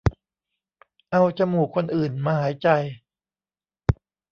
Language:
Thai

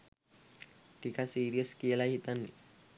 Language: Sinhala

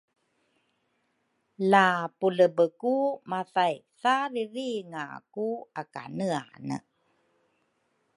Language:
Rukai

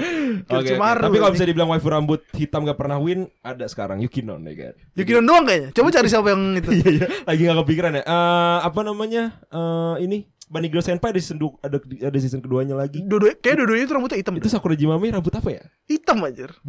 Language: Indonesian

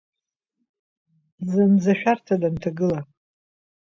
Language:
Abkhazian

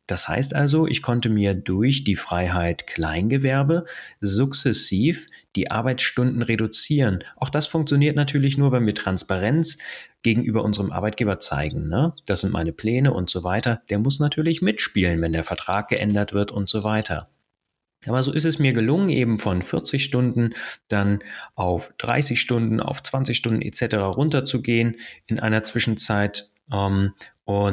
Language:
German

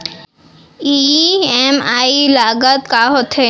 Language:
Chhattisgarhi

